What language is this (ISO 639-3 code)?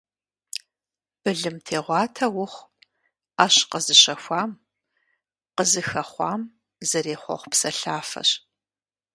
kbd